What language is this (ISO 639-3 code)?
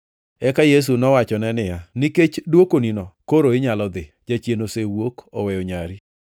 luo